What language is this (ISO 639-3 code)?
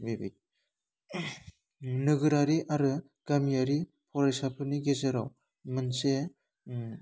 brx